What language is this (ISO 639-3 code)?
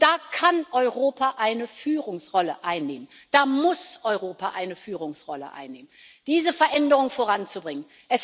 deu